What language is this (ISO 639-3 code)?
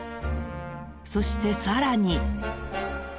jpn